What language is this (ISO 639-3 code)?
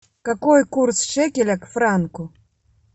rus